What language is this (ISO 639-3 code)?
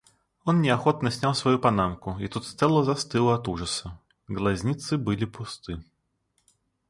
rus